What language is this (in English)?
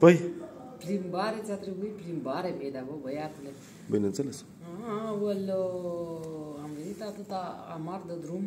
Romanian